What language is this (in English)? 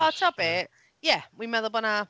Welsh